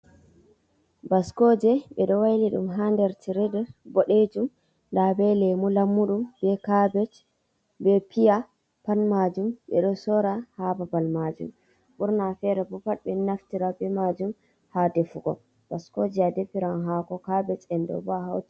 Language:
Fula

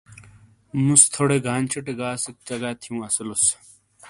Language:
Shina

